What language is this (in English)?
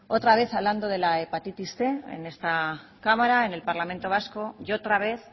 Spanish